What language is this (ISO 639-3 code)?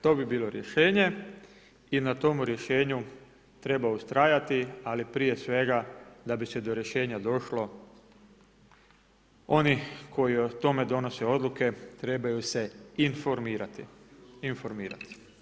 hrv